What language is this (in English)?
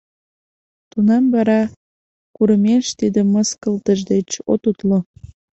Mari